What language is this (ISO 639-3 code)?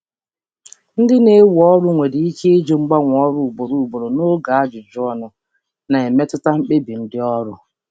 ibo